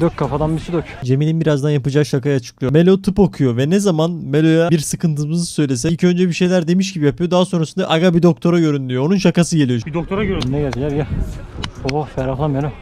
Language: Turkish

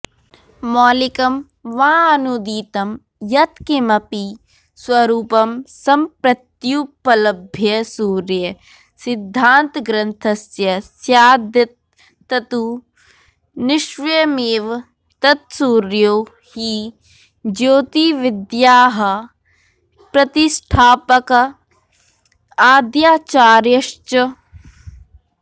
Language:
Sanskrit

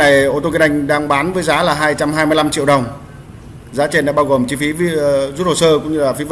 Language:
Vietnamese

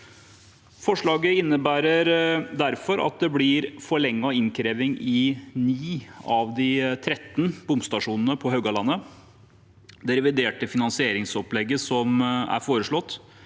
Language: Norwegian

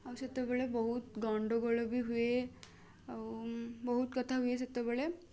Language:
Odia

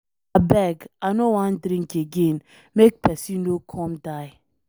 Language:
Nigerian Pidgin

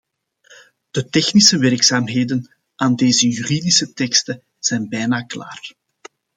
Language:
Dutch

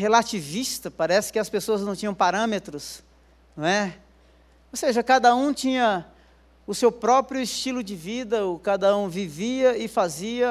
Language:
Portuguese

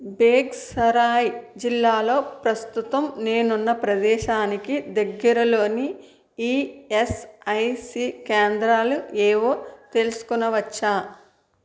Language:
Telugu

